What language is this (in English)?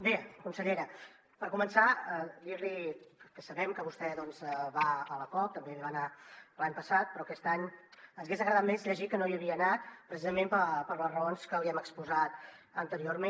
Catalan